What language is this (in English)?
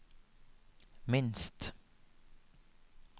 Norwegian